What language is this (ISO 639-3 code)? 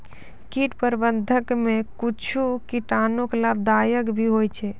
mai